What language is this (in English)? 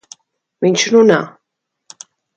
Latvian